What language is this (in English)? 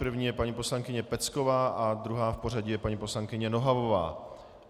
Czech